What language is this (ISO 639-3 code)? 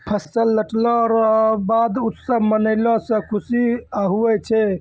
mai